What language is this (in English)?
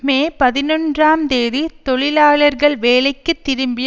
Tamil